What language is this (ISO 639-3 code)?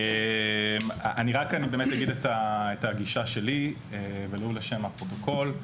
heb